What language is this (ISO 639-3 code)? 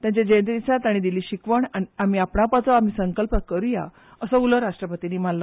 kok